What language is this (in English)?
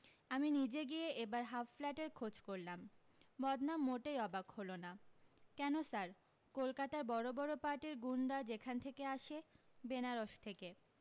Bangla